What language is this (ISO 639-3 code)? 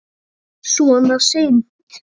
isl